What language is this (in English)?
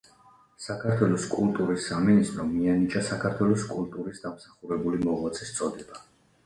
Georgian